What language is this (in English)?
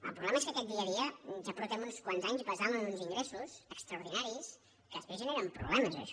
Catalan